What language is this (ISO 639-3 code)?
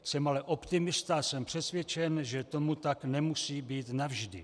ces